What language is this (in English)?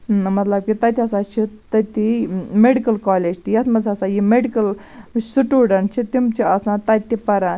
Kashmiri